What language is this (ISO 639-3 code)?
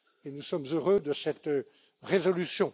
fra